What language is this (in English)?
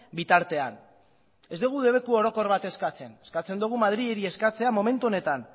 Basque